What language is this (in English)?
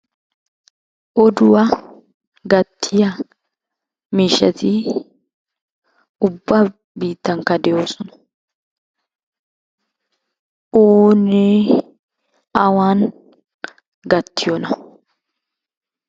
Wolaytta